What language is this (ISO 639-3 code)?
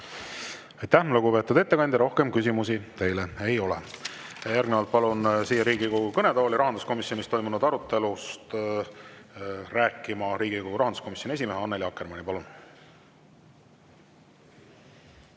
est